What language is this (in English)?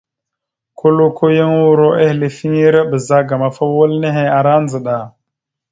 Mada (Cameroon)